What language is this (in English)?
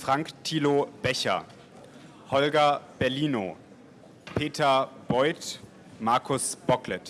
German